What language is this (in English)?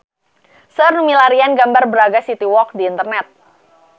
Sundanese